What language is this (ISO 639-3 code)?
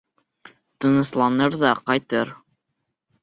bak